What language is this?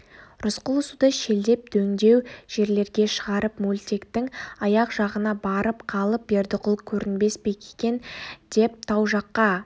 Kazakh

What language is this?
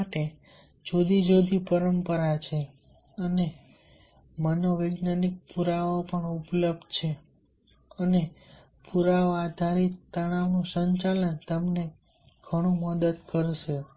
Gujarati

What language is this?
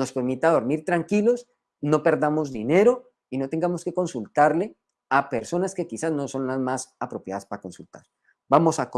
Spanish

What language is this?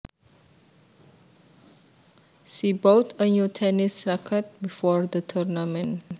Javanese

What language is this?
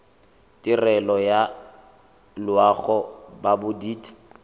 Tswana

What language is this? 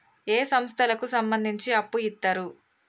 Telugu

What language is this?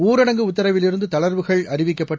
Tamil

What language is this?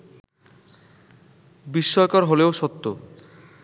Bangla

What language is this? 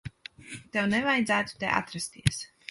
Latvian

